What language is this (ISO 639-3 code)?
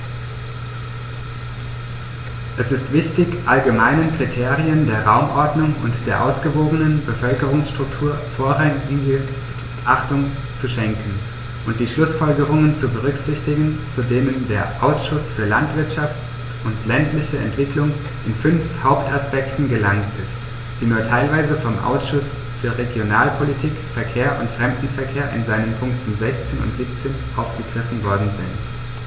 deu